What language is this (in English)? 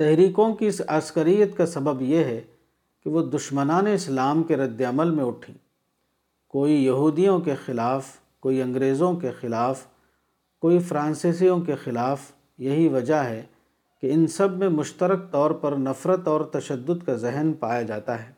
Urdu